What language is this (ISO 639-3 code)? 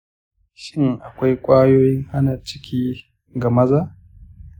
hau